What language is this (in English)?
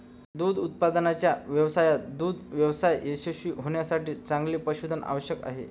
Marathi